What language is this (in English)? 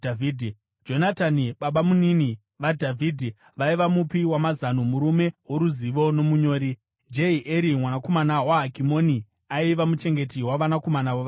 Shona